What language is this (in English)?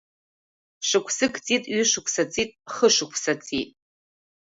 Abkhazian